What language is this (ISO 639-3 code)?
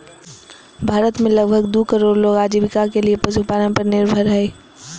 mag